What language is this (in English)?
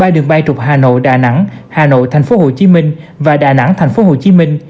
Vietnamese